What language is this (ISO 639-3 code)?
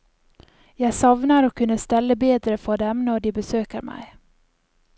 nor